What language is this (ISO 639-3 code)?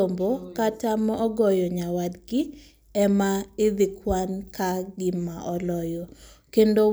luo